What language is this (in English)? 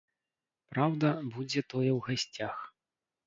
Belarusian